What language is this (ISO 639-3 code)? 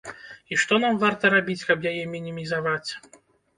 bel